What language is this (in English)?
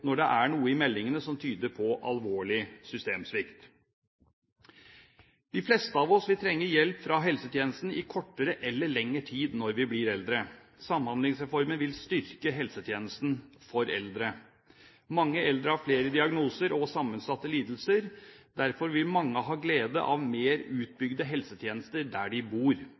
Norwegian Bokmål